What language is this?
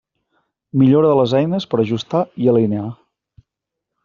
Catalan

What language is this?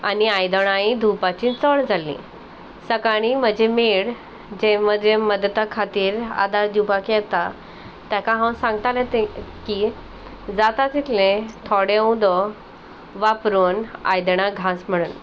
Konkani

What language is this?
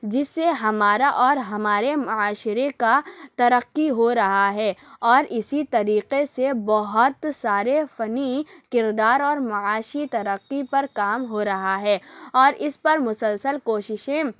Urdu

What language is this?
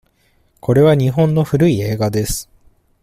Japanese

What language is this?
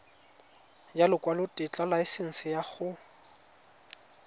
Tswana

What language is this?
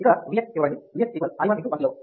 Telugu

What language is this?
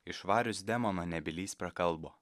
Lithuanian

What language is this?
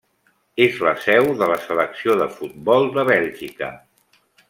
Catalan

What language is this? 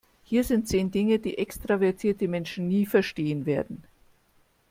German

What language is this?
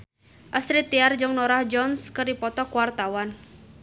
Sundanese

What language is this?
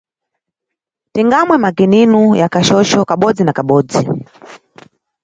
Nyungwe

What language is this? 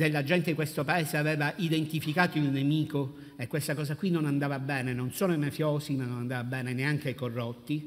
Italian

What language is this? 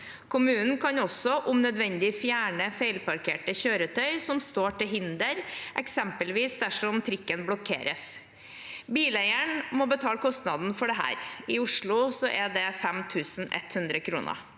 Norwegian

